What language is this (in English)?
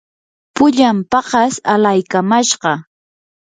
Yanahuanca Pasco Quechua